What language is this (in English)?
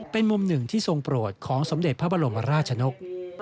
Thai